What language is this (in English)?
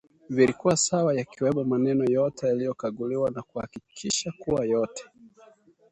Swahili